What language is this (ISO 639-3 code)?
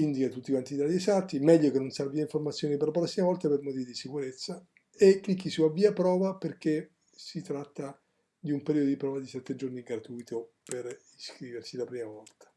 ita